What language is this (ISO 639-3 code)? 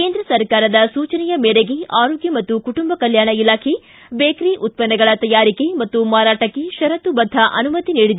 kan